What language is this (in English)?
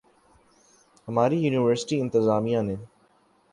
Urdu